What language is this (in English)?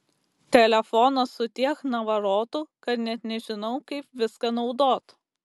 Lithuanian